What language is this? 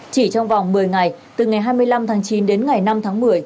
Vietnamese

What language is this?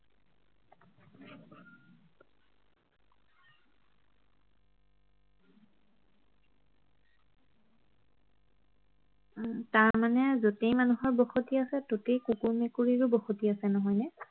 Assamese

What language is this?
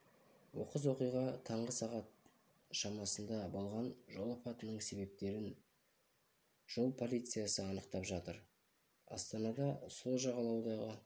Kazakh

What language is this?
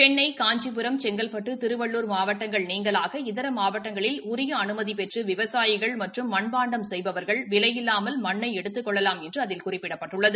Tamil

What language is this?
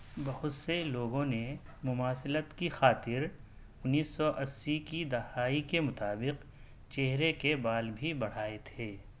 Urdu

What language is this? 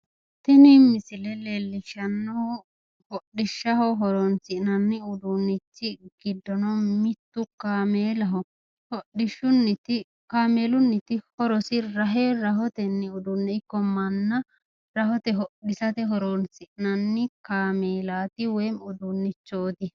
Sidamo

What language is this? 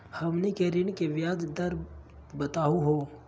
Magahi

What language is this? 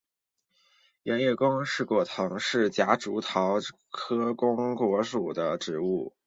Chinese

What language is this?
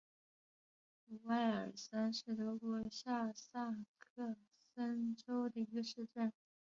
Chinese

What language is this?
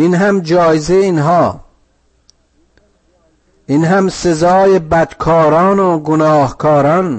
Persian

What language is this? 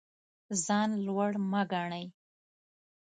Pashto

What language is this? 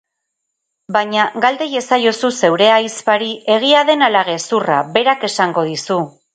Basque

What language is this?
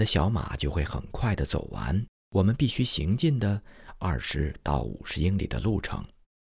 Chinese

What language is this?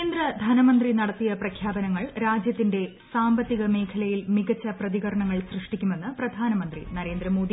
Malayalam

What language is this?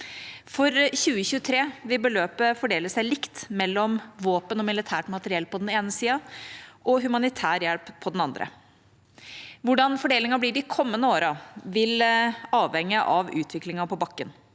Norwegian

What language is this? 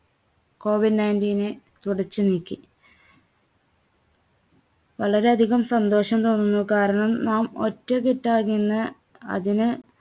Malayalam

